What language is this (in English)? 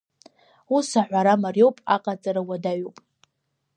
Abkhazian